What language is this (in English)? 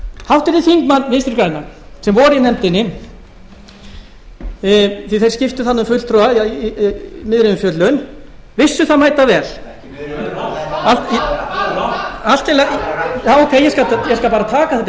Icelandic